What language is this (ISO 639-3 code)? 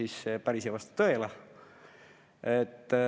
est